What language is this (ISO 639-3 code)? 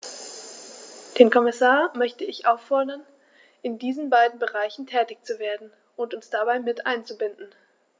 deu